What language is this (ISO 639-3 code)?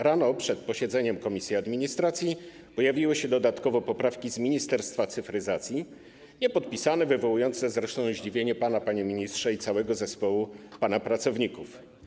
pol